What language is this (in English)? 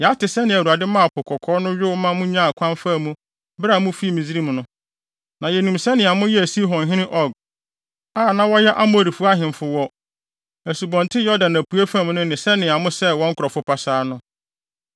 Akan